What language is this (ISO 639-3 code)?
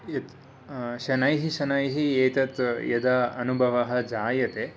san